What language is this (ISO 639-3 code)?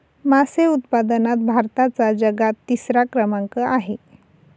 mar